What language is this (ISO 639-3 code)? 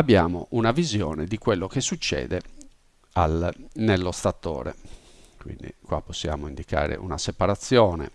ita